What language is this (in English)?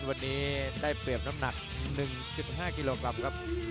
Thai